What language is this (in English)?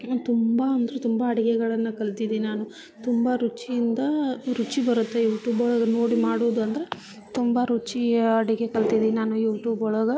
Kannada